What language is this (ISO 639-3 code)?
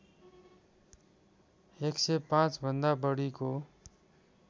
nep